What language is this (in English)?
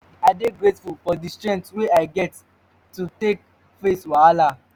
Nigerian Pidgin